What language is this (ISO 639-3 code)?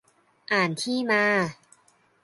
tha